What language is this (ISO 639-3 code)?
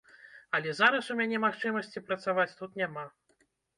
bel